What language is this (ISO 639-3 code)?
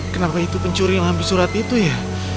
ind